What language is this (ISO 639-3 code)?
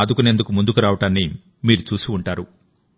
tel